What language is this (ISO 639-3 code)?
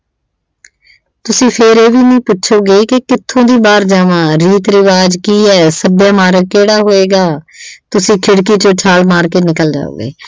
pan